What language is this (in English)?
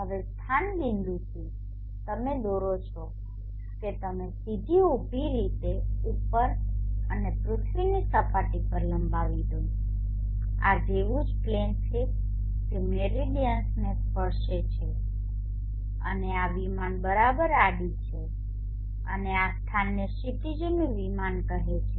Gujarati